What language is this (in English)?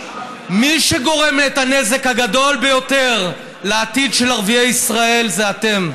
Hebrew